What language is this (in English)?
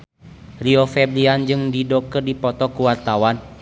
Sundanese